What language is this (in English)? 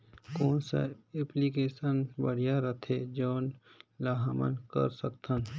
Chhattisgarhi